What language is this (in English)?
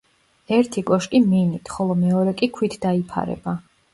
Georgian